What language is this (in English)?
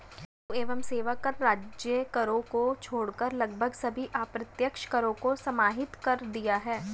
Hindi